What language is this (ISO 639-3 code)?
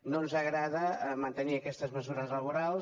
cat